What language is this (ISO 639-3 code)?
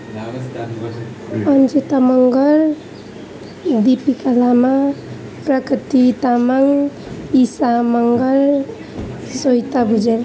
nep